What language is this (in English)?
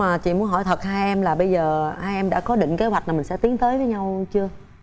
Vietnamese